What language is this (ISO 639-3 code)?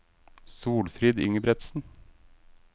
nor